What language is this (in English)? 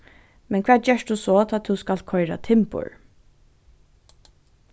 Faroese